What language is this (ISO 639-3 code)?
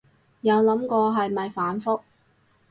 yue